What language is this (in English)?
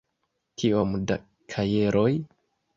Esperanto